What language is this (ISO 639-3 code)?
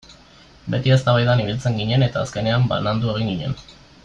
eus